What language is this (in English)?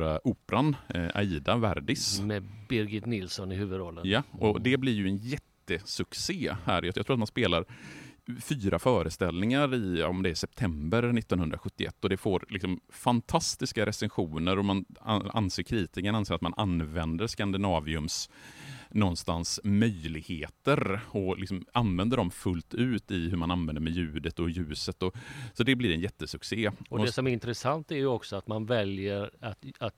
Swedish